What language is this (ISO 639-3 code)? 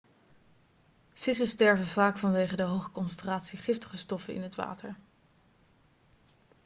nld